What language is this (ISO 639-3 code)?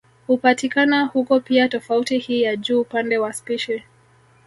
swa